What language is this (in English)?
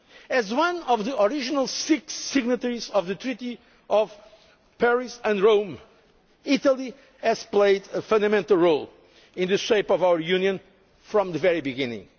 English